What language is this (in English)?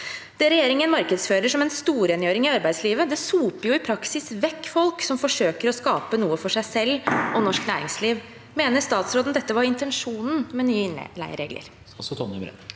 Norwegian